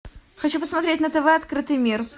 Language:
Russian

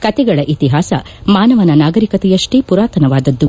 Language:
Kannada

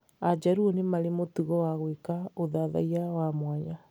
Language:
Kikuyu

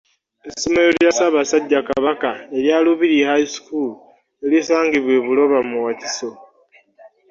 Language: Ganda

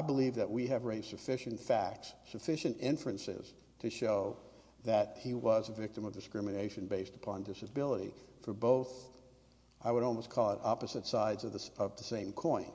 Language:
English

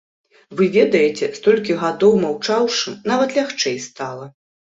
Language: Belarusian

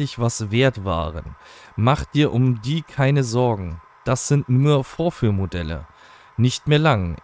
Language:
German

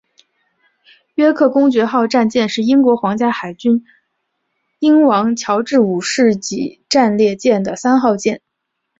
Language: Chinese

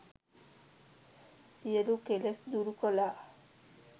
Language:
Sinhala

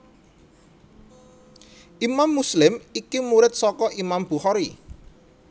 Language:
Javanese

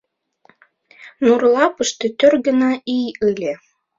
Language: Mari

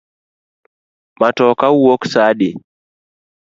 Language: Luo (Kenya and Tanzania)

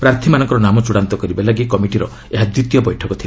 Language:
Odia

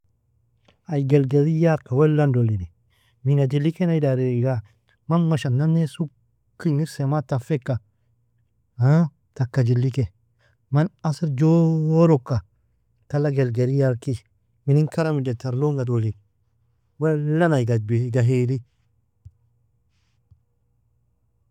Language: Nobiin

